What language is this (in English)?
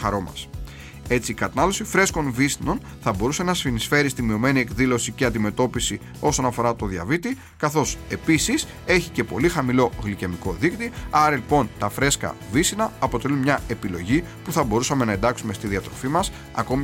Greek